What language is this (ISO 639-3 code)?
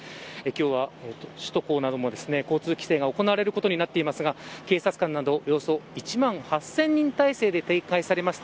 jpn